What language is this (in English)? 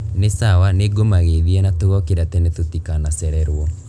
Kikuyu